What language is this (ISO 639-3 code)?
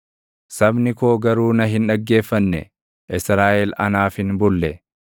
orm